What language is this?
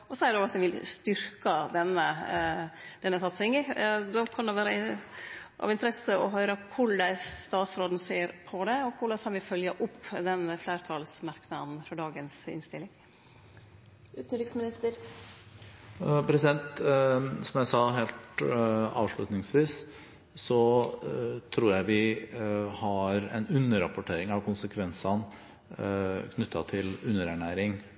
Norwegian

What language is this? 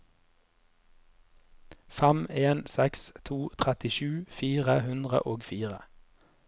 Norwegian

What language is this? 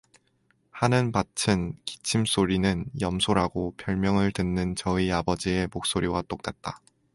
Korean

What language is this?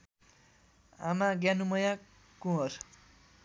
Nepali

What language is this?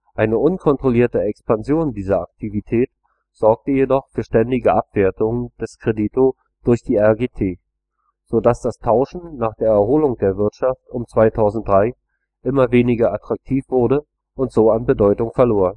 German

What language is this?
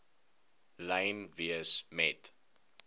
Afrikaans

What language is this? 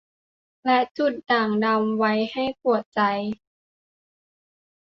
Thai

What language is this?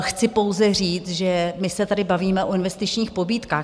Czech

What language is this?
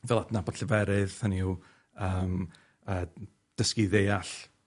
Welsh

